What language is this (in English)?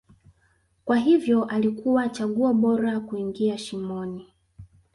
Swahili